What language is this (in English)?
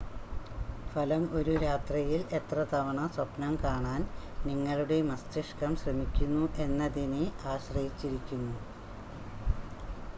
Malayalam